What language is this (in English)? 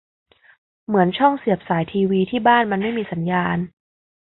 Thai